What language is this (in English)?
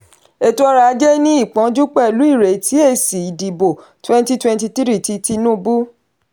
Yoruba